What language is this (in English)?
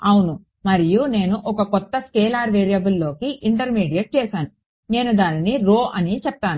Telugu